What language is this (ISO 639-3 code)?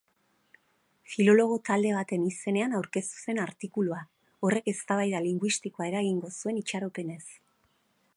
eus